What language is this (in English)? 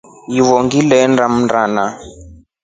Rombo